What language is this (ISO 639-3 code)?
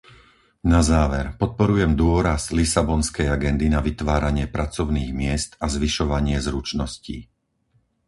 slk